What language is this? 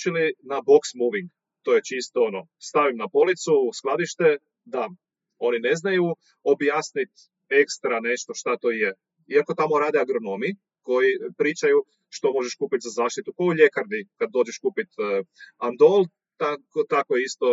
Croatian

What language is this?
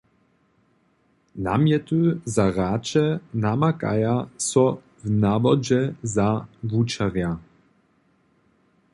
Upper Sorbian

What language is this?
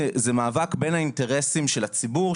Hebrew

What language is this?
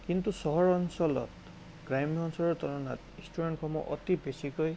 Assamese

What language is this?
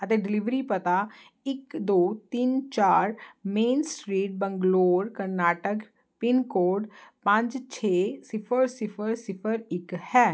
Punjabi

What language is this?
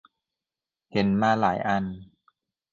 Thai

